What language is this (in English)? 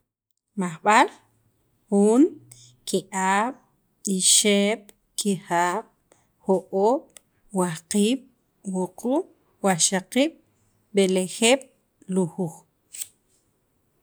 Sacapulteco